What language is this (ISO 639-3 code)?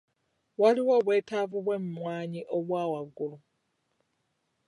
lug